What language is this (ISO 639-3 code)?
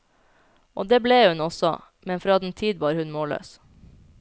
nor